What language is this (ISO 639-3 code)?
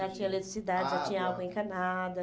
por